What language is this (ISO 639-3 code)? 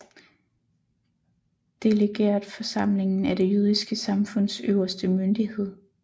dan